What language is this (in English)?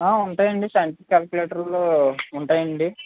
Telugu